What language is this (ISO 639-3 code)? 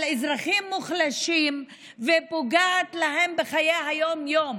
heb